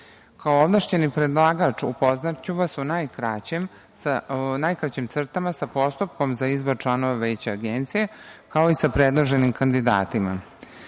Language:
Serbian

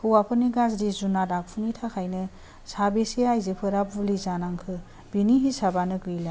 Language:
Bodo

